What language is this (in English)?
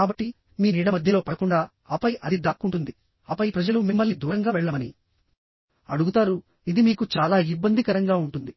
Telugu